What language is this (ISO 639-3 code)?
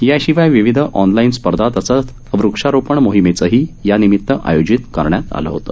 mar